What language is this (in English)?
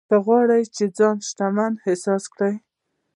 Pashto